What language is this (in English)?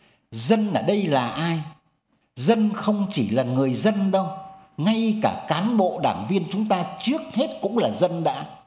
Vietnamese